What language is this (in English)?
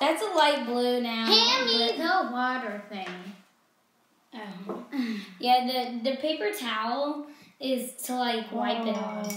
English